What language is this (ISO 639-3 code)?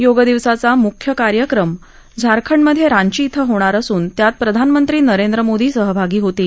mar